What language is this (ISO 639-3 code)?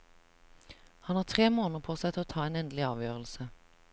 nor